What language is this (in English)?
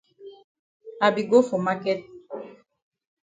Cameroon Pidgin